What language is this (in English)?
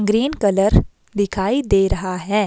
Hindi